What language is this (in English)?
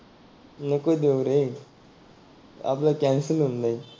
Marathi